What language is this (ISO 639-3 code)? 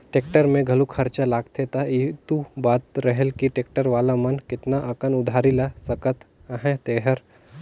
hne